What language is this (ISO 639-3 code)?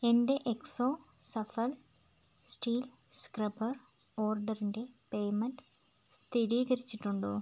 mal